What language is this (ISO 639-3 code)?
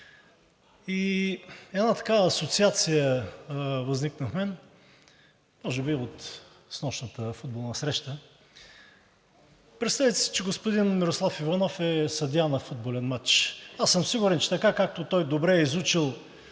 bul